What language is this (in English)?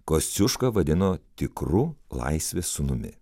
Lithuanian